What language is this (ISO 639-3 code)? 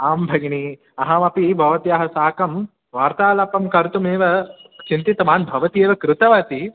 san